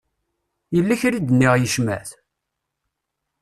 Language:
Kabyle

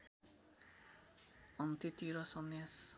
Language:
Nepali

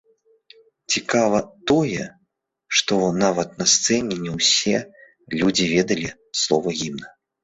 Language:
Belarusian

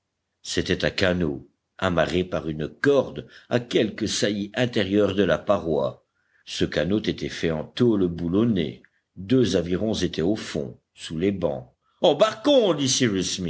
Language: French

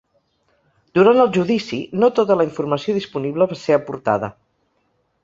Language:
Catalan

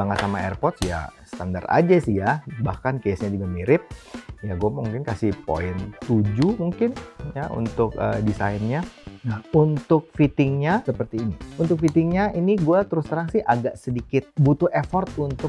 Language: Indonesian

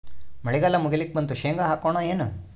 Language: Kannada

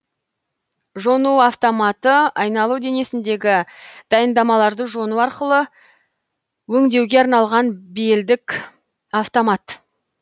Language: Kazakh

